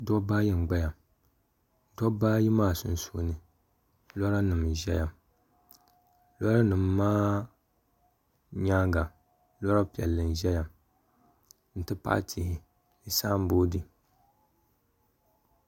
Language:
Dagbani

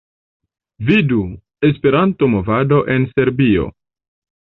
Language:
Esperanto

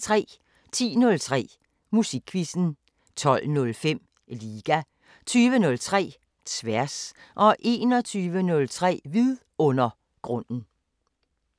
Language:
Danish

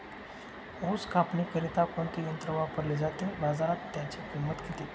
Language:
Marathi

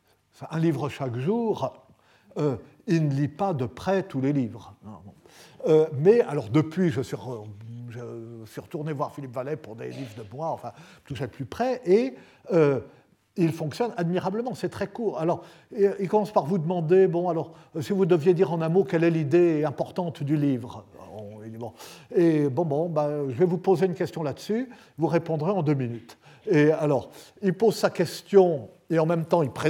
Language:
French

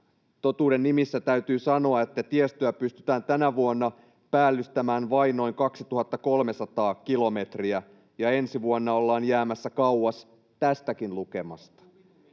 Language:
Finnish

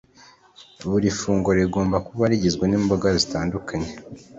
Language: Kinyarwanda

